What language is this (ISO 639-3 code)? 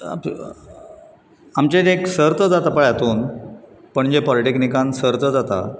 kok